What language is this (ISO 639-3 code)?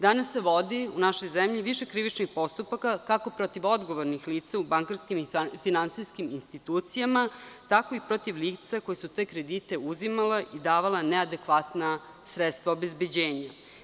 srp